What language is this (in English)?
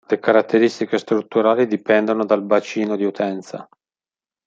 Italian